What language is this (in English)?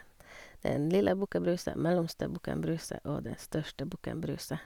Norwegian